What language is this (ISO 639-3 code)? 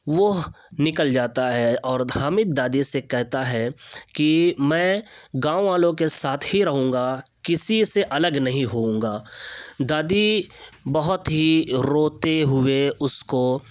urd